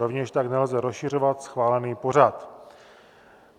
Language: Czech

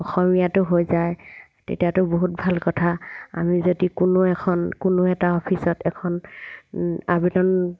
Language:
Assamese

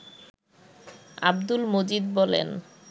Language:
Bangla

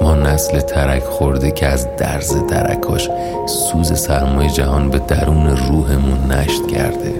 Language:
Persian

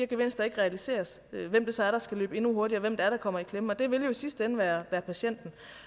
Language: Danish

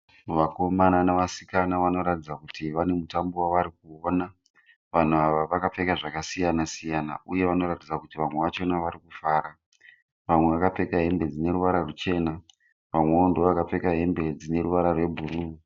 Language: Shona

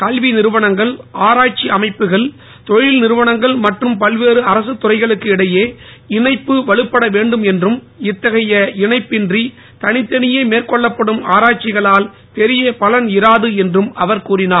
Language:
Tamil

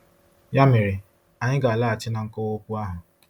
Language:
Igbo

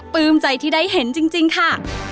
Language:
Thai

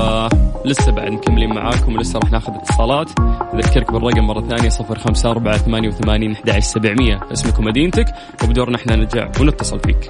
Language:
Arabic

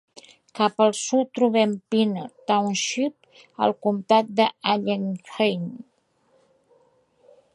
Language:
Catalan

